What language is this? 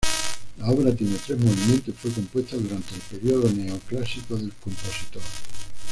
Spanish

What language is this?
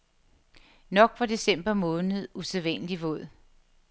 Danish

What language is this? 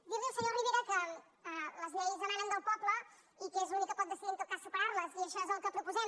Catalan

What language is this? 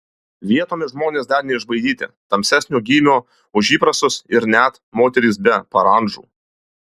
Lithuanian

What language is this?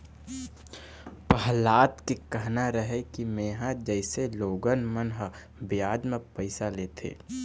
Chhattisgarhi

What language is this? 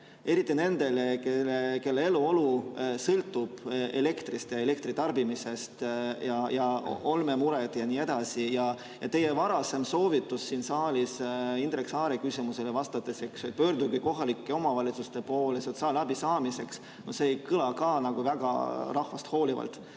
Estonian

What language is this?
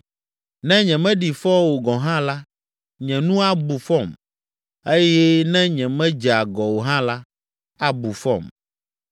Ewe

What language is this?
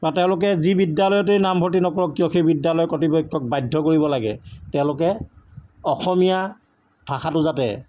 Assamese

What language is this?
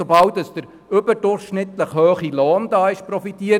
Swiss German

